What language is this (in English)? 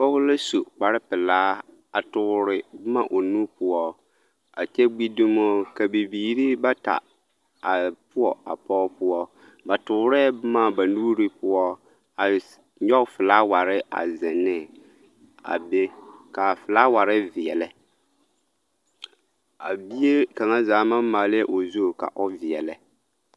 Southern Dagaare